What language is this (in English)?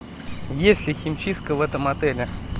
Russian